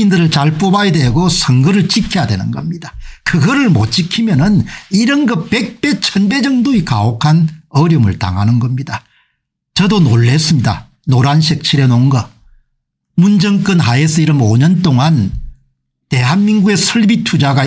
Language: Korean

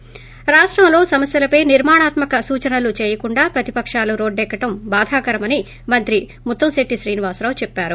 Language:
Telugu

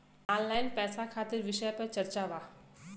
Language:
Bhojpuri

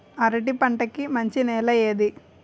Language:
Telugu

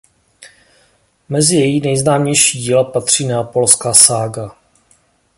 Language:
Czech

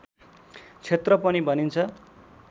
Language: Nepali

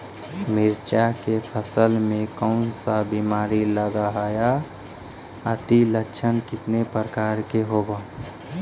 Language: Magahi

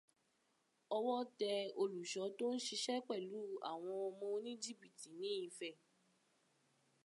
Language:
Yoruba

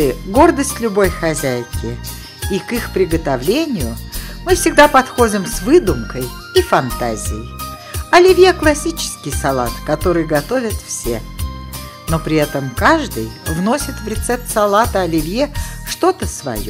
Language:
Russian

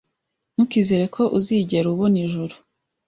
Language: Kinyarwanda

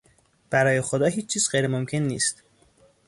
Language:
Persian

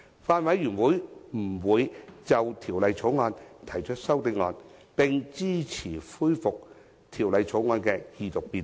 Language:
Cantonese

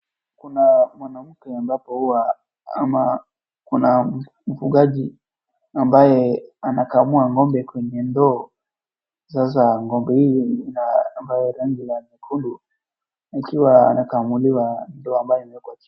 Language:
Swahili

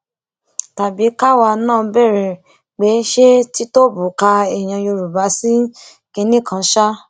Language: Yoruba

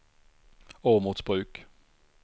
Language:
Swedish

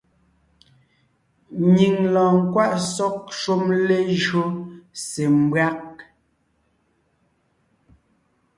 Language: Ngiemboon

